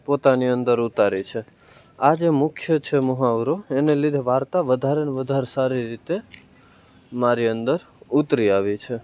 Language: Gujarati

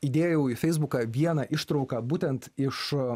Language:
Lithuanian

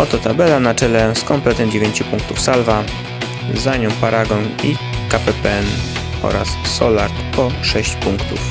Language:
Polish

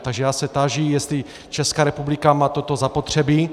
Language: Czech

